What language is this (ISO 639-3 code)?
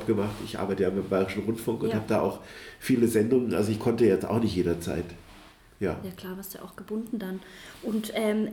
deu